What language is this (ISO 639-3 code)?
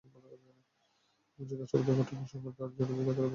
ben